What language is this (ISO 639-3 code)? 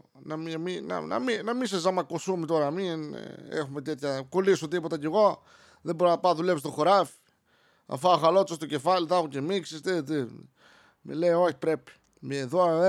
ell